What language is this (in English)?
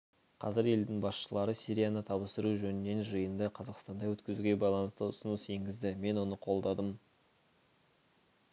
Kazakh